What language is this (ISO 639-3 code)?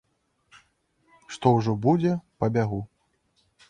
bel